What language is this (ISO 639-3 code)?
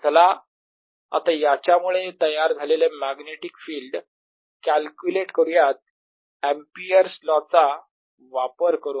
mar